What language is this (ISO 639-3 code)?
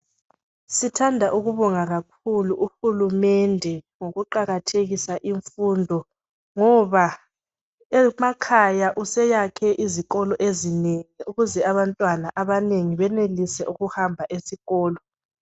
nde